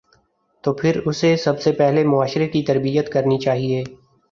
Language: Urdu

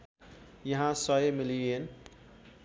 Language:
Nepali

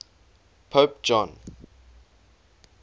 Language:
English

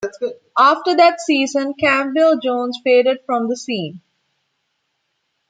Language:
English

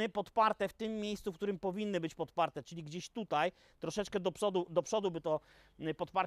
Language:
Polish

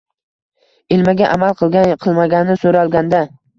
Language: Uzbek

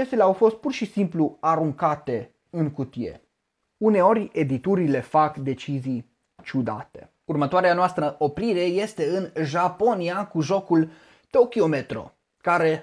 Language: Romanian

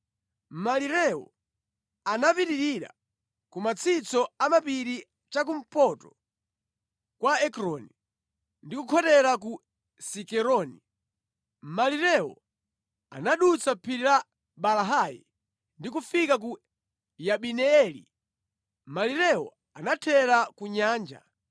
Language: Nyanja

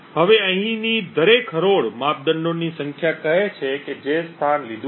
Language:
Gujarati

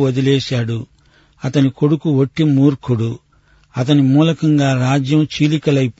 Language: Telugu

